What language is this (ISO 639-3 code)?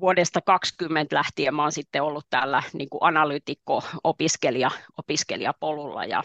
fin